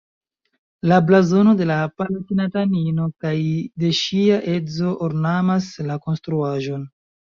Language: Esperanto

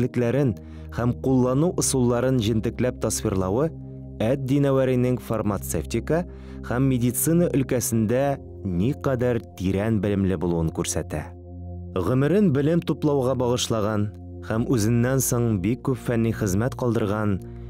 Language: Turkish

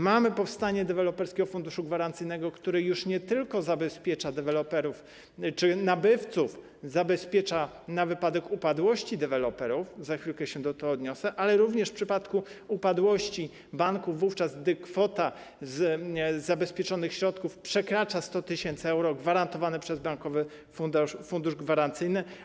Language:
Polish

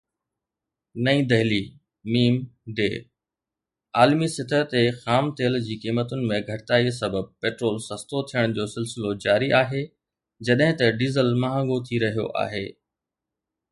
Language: Sindhi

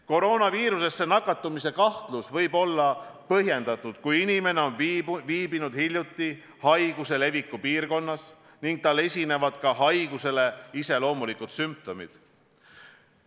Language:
Estonian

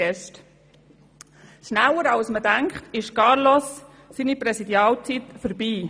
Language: Swiss German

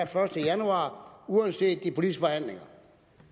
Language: Danish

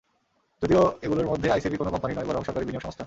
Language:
Bangla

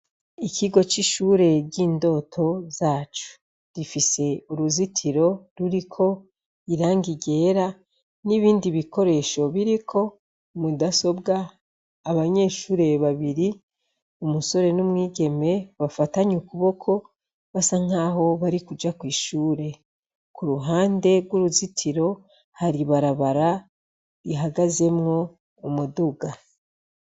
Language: Rundi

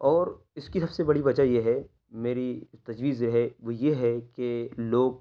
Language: Urdu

